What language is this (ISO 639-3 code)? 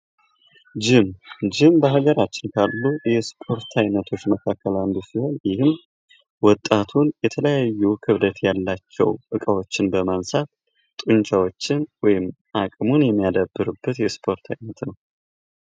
amh